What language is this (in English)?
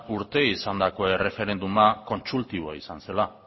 Basque